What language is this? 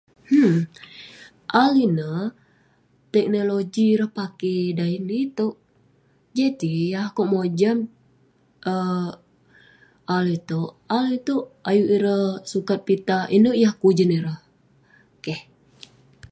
Western Penan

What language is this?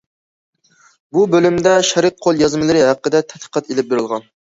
Uyghur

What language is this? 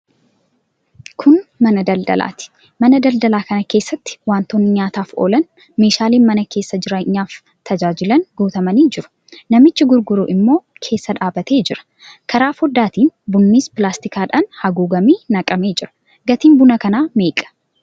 Oromo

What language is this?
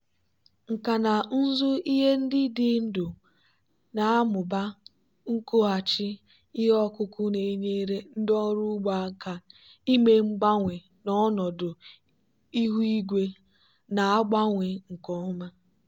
Igbo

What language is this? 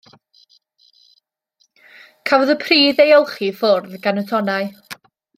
Welsh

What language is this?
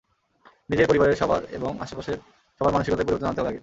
Bangla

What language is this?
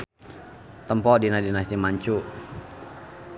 Sundanese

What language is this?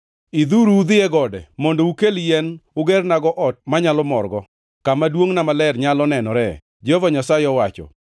Luo (Kenya and Tanzania)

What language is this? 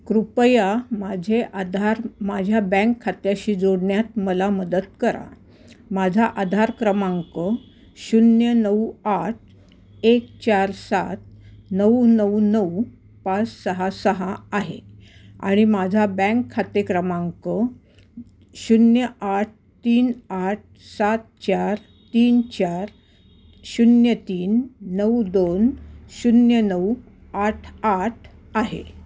Marathi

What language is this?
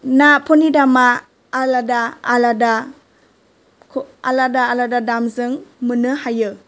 Bodo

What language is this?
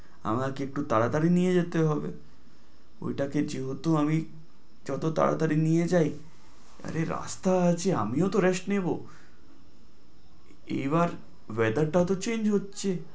Bangla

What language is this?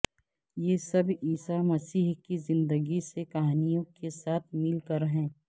Urdu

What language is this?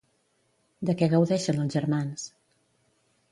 Catalan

